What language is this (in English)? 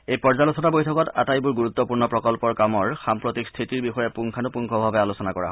Assamese